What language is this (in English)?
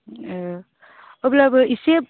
Bodo